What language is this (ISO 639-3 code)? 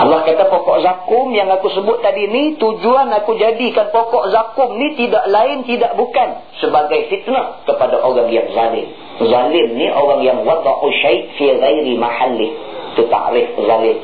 msa